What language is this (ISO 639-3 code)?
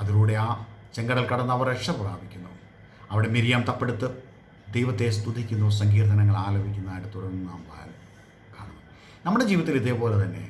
mal